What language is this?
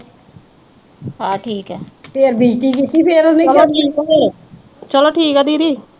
Punjabi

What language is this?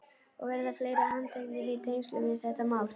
Icelandic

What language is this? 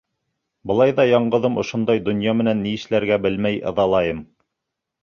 Bashkir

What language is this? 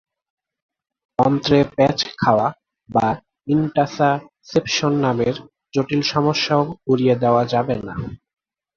Bangla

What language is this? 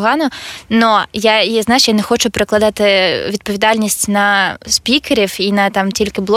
Ukrainian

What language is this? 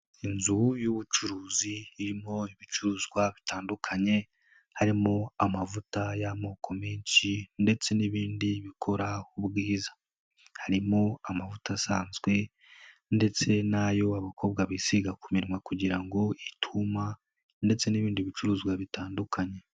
Kinyarwanda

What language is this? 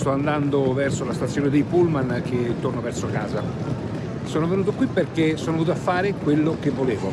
Italian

